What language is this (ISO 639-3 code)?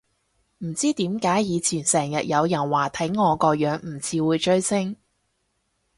yue